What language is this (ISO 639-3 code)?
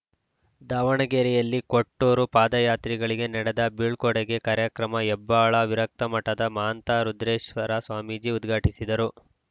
kan